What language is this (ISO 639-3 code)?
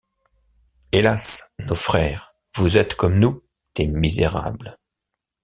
fra